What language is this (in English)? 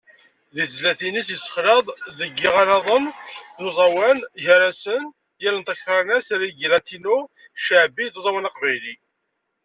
Kabyle